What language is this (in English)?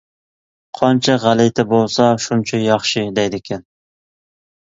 Uyghur